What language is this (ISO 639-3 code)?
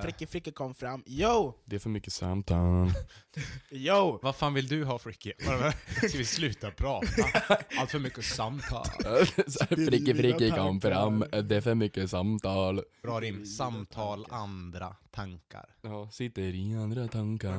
swe